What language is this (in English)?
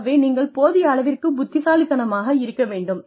Tamil